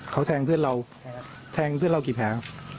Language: Thai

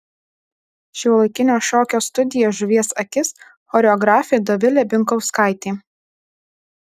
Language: Lithuanian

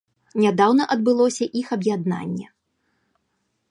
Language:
Belarusian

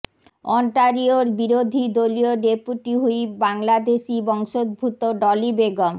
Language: Bangla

